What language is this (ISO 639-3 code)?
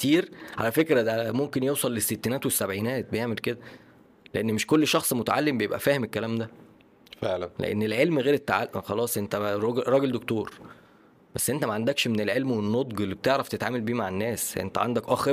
ara